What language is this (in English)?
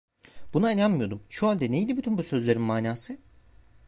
Turkish